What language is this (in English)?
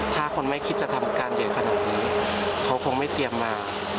Thai